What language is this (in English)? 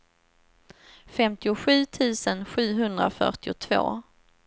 Swedish